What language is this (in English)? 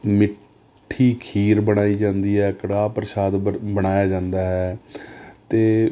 Punjabi